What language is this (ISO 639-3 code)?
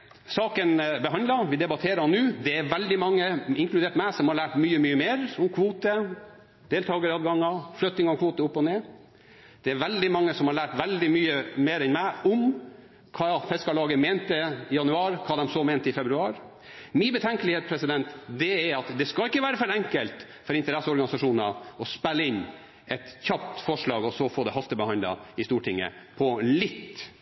nob